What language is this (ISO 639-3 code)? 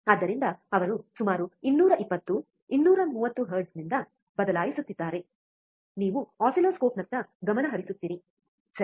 kan